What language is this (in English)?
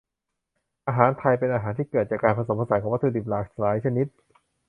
Thai